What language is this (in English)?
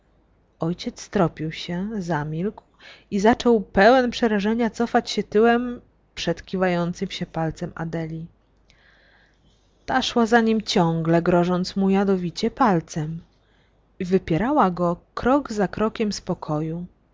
Polish